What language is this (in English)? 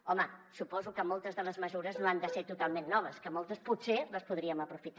Catalan